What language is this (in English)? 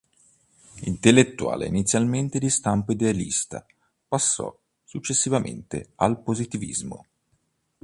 Italian